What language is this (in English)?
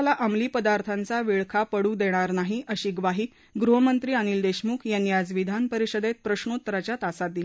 Marathi